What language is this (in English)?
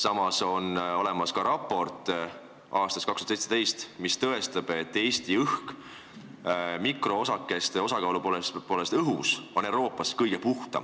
Estonian